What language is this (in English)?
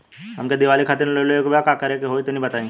Bhojpuri